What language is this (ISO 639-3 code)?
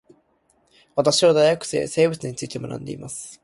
jpn